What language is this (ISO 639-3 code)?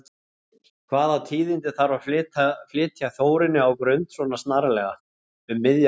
isl